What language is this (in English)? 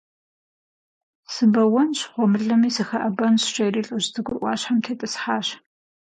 Kabardian